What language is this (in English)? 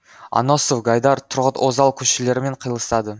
Kazakh